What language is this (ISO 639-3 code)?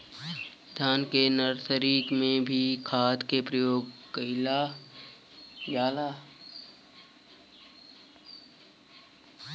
bho